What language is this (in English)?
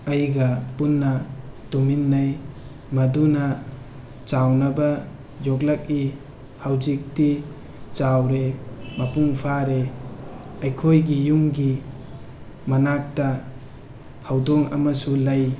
Manipuri